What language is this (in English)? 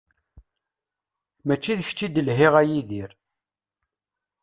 Kabyle